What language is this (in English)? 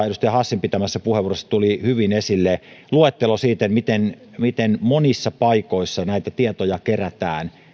Finnish